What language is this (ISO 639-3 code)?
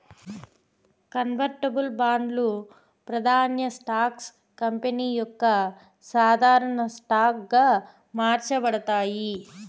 tel